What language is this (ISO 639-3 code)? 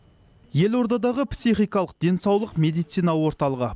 kaz